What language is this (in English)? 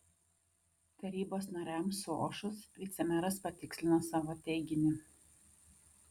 Lithuanian